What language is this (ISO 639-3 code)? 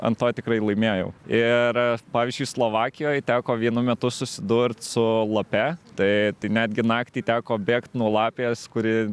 lit